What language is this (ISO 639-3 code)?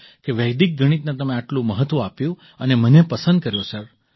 guj